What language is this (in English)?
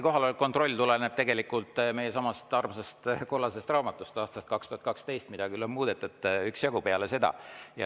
Estonian